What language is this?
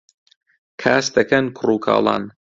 Central Kurdish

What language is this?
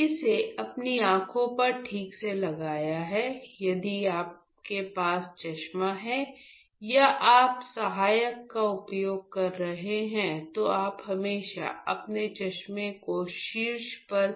Hindi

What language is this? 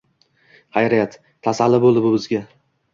Uzbek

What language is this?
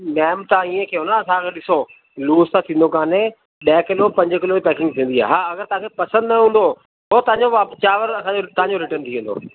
Sindhi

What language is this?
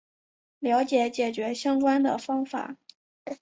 Chinese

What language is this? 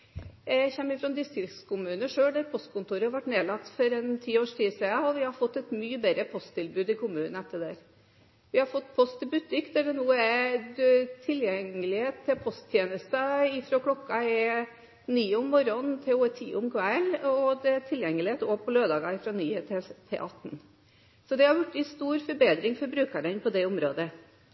Norwegian Bokmål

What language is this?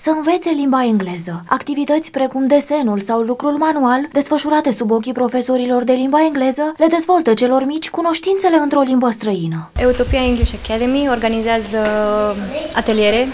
Romanian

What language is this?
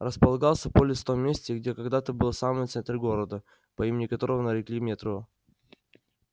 Russian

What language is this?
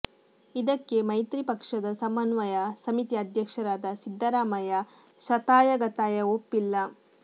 Kannada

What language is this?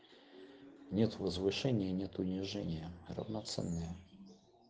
Russian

